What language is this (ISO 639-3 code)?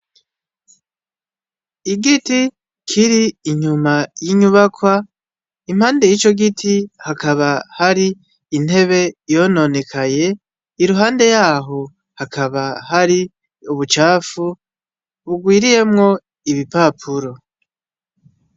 run